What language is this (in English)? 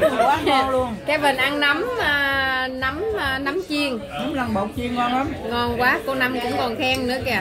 Vietnamese